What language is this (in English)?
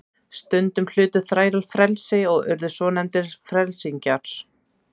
Icelandic